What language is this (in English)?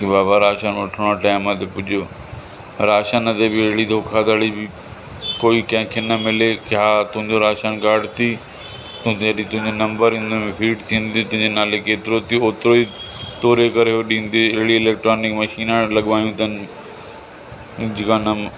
Sindhi